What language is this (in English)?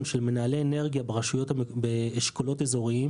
Hebrew